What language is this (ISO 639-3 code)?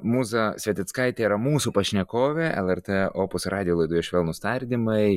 lit